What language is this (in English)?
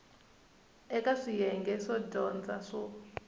Tsonga